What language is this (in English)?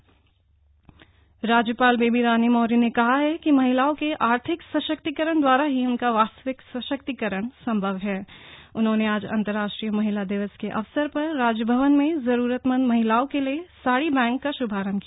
Hindi